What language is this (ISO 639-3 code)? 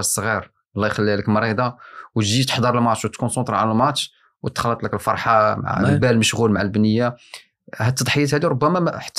ara